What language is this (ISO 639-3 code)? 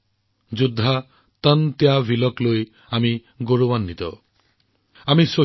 asm